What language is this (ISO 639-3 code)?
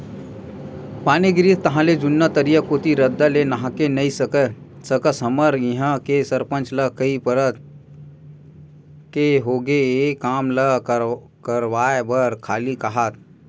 hne